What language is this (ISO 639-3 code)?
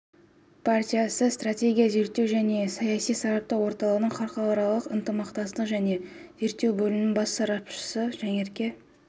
kaz